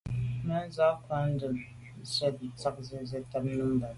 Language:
Medumba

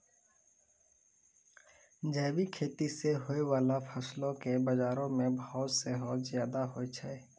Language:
Maithili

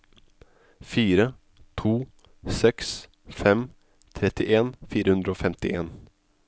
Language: Norwegian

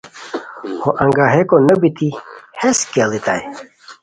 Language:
Khowar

